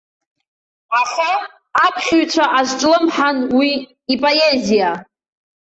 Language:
Abkhazian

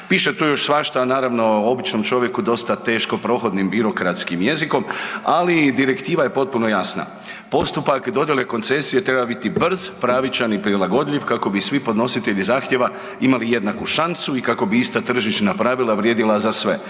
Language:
Croatian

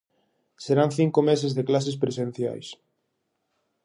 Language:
Galician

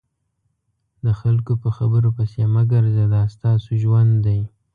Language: Pashto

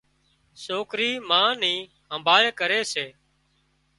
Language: Wadiyara Koli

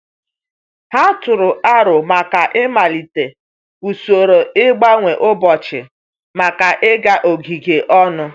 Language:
Igbo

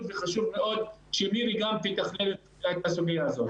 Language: Hebrew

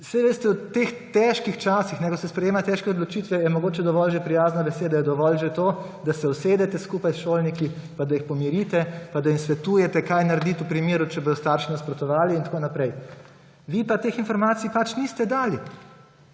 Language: Slovenian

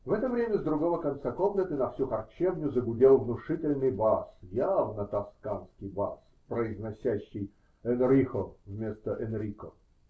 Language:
Russian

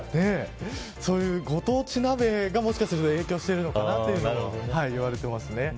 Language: Japanese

